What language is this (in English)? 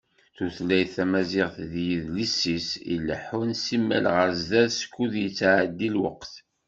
Kabyle